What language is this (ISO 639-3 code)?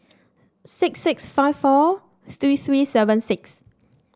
eng